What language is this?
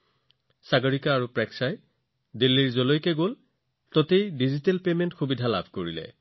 Assamese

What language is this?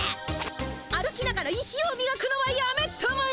Japanese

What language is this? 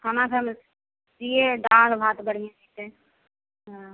Maithili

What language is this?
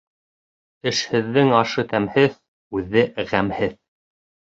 Bashkir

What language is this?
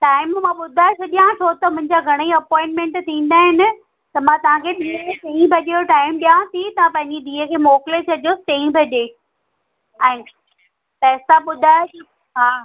Sindhi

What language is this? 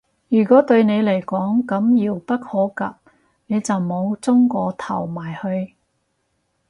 Cantonese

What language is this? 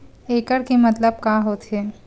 Chhattisgarhi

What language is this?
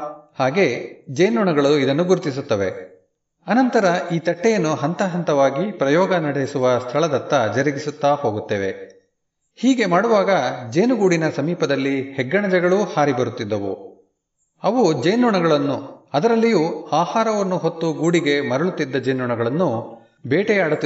Kannada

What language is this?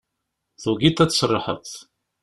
Kabyle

